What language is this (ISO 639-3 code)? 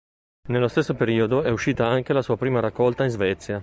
ita